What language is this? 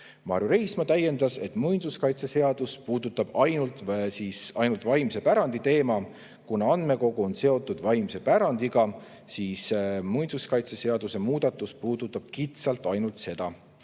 Estonian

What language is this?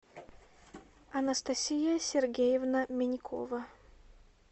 Russian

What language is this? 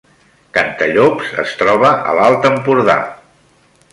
Catalan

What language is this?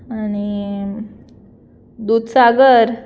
Konkani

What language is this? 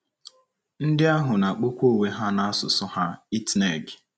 Igbo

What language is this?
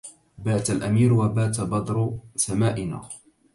Arabic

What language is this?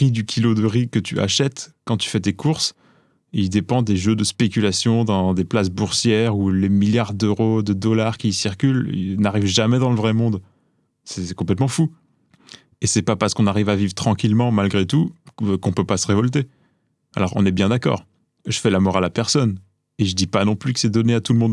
French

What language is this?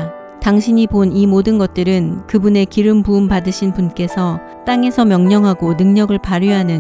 Korean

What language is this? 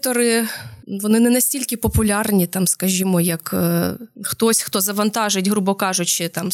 Ukrainian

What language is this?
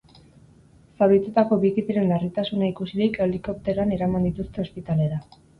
Basque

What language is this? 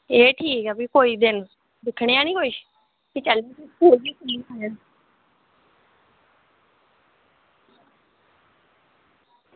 Dogri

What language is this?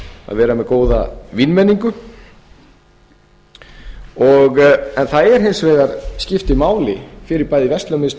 Icelandic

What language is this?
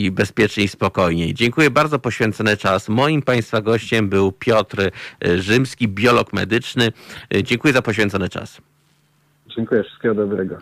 Polish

